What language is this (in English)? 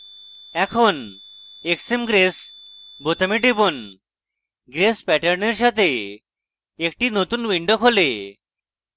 Bangla